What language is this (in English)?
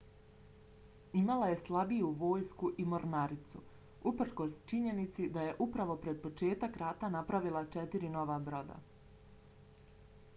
Bosnian